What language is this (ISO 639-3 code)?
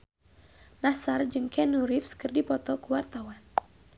sun